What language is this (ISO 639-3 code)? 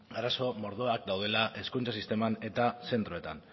eus